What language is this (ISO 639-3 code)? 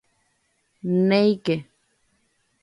grn